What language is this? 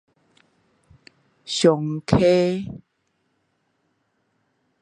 Min Nan Chinese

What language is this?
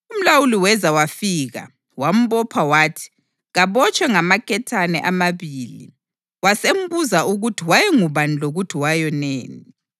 North Ndebele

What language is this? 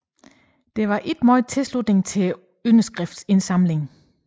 Danish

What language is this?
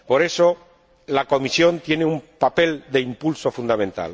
Spanish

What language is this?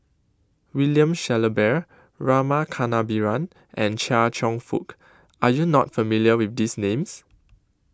English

